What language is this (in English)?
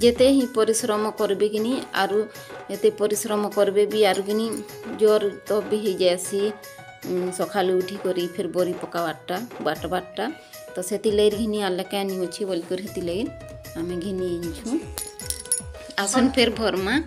Hindi